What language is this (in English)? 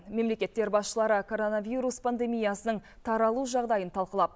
Kazakh